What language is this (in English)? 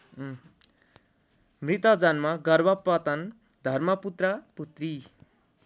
Nepali